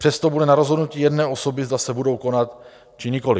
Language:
Czech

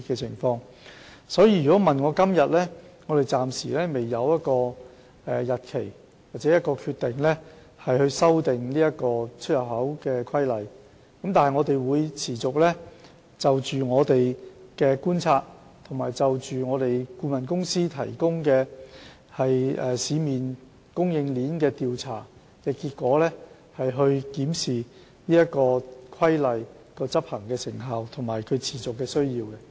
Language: Cantonese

